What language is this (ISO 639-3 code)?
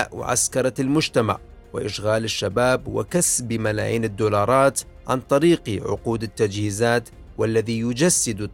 ara